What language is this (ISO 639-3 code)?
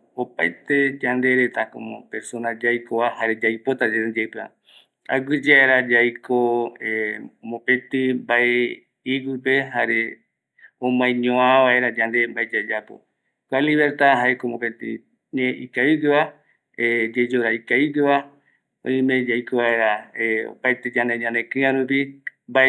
gui